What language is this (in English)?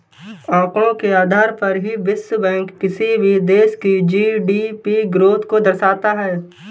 Hindi